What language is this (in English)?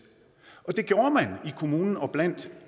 Danish